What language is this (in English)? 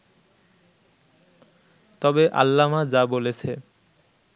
Bangla